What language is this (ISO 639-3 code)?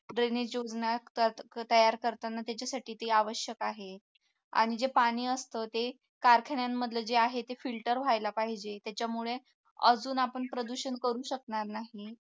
mar